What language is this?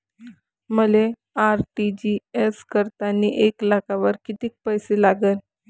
Marathi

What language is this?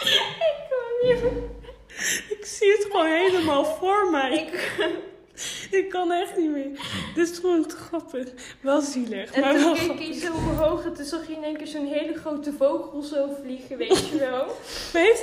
Dutch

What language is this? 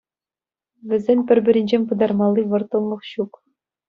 Chuvash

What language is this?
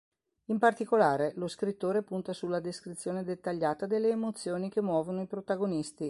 Italian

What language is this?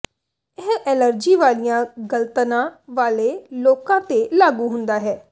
Punjabi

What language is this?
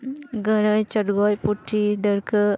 Santali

